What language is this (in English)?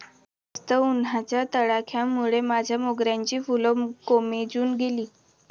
Marathi